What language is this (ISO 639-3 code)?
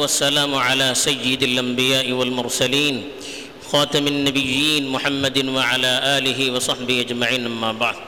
urd